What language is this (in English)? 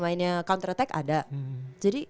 Indonesian